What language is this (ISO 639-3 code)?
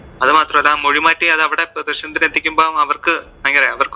mal